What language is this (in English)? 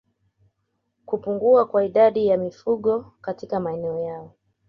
Swahili